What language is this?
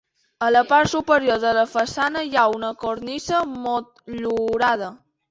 Catalan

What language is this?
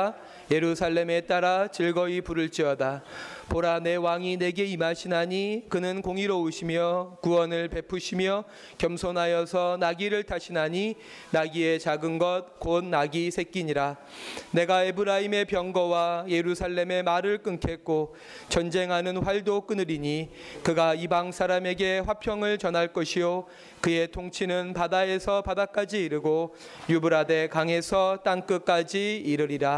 Korean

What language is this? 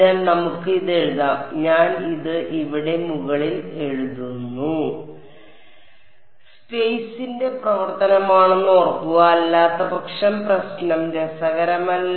Malayalam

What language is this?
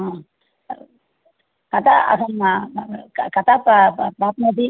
Sanskrit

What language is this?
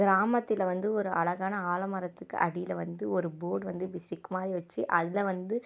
Tamil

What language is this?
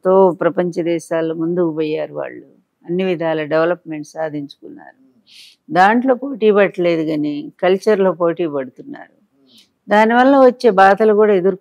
Telugu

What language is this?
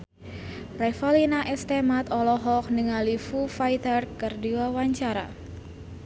Sundanese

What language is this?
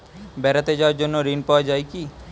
Bangla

